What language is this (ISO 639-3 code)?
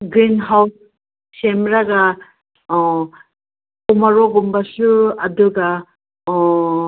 mni